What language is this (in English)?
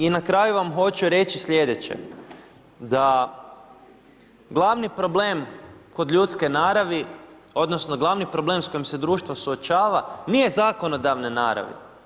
Croatian